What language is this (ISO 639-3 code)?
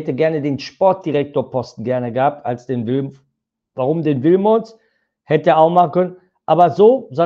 deu